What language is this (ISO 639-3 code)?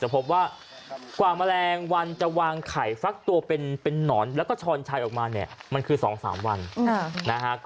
tha